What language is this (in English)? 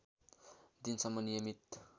Nepali